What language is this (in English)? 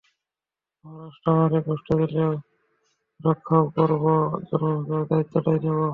Bangla